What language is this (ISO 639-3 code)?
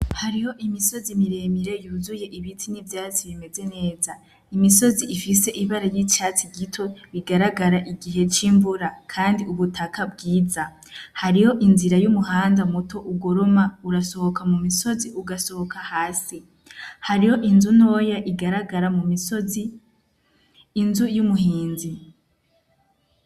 run